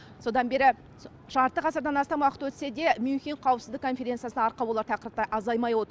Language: Kazakh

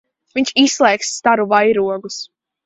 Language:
Latvian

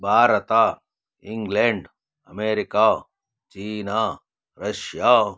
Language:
Kannada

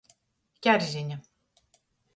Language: Latgalian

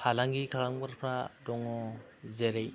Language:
Bodo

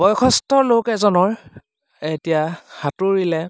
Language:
Assamese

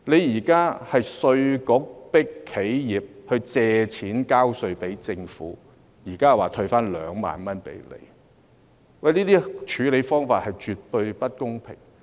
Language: Cantonese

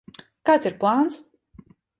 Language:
Latvian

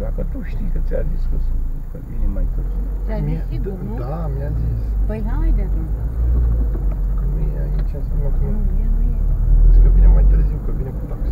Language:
Romanian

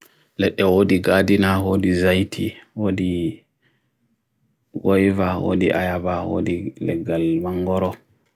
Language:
Bagirmi Fulfulde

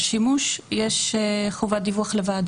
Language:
Hebrew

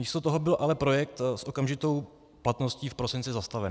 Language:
Czech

